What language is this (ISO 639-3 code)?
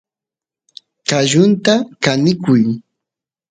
qus